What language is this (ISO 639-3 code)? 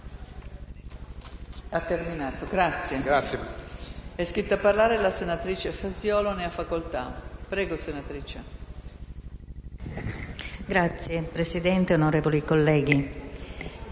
ita